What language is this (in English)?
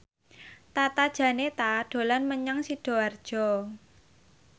Javanese